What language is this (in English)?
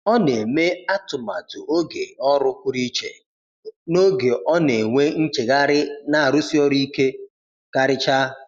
Igbo